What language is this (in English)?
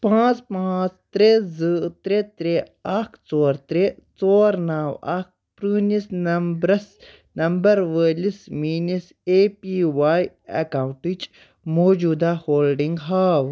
Kashmiri